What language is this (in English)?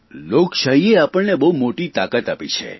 Gujarati